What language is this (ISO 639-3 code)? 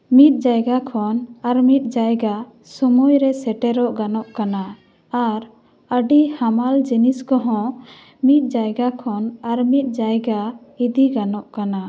sat